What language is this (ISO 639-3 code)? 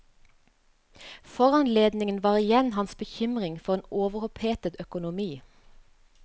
nor